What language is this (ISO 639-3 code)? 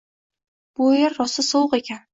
uzb